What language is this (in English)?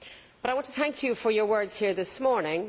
English